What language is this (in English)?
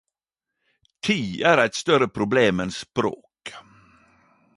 Norwegian Nynorsk